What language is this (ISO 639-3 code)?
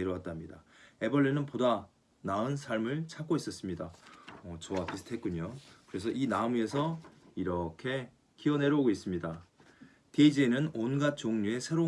kor